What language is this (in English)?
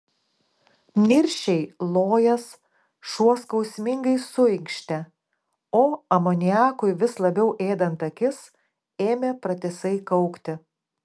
Lithuanian